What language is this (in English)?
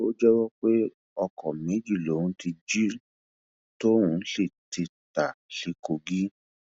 Yoruba